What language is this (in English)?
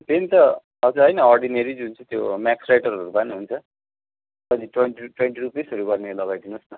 Nepali